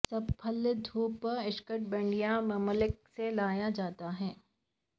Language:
Urdu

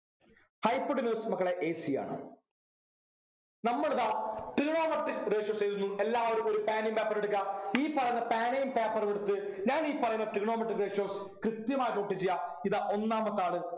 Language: Malayalam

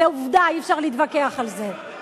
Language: Hebrew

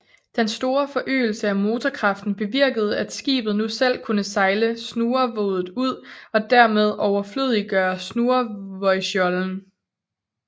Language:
Danish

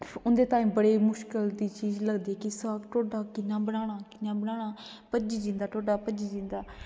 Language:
Dogri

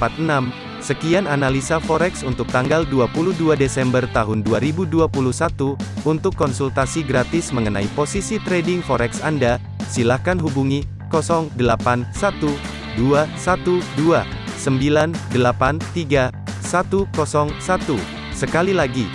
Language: Indonesian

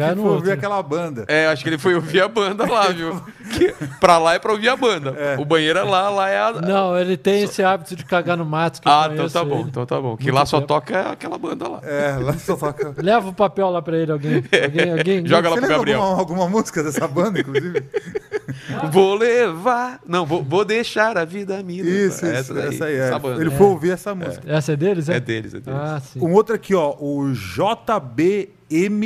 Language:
Portuguese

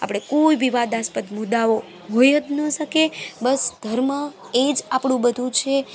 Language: Gujarati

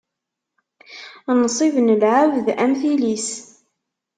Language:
Kabyle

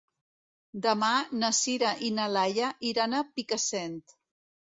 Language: Catalan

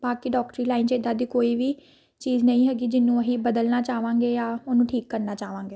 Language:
Punjabi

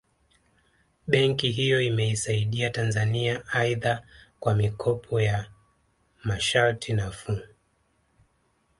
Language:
Swahili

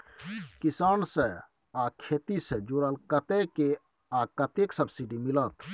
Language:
Maithili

